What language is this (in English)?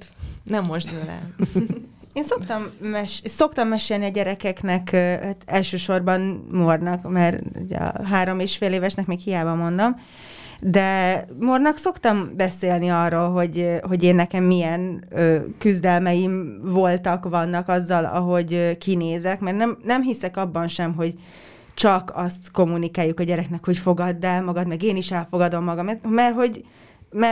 Hungarian